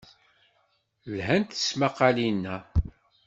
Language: Kabyle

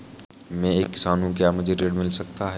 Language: Hindi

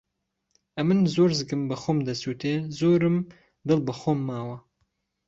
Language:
Central Kurdish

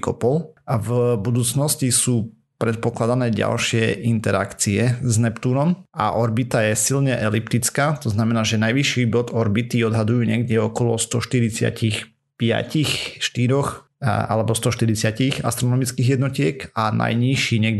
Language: Slovak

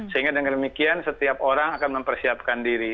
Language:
Indonesian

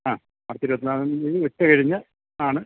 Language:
Malayalam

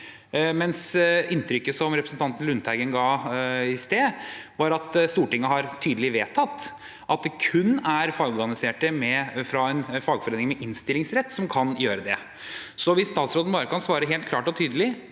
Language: Norwegian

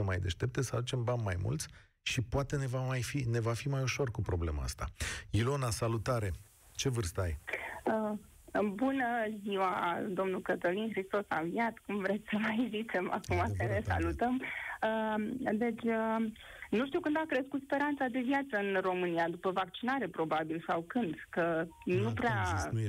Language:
Romanian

